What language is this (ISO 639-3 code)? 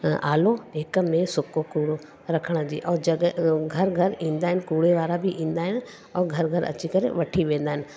snd